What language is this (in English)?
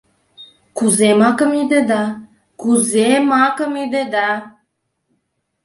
Mari